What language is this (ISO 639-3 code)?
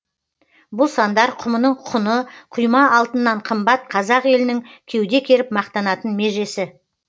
kaz